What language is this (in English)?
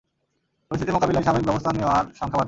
Bangla